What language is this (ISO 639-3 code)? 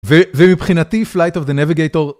heb